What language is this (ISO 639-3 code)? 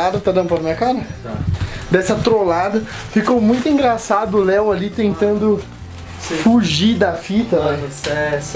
por